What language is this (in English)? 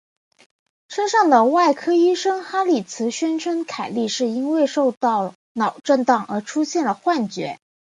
Chinese